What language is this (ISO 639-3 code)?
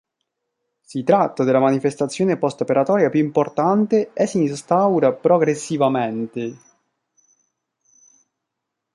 ita